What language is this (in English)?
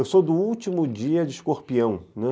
Portuguese